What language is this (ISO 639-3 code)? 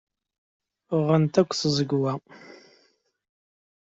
kab